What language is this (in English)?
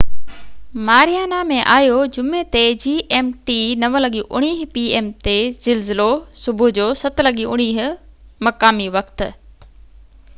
Sindhi